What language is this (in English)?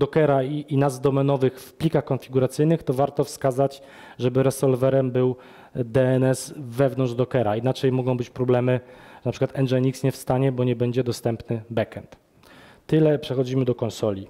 Polish